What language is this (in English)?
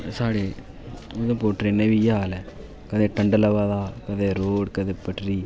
Dogri